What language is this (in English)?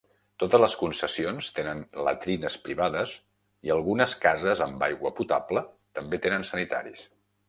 Catalan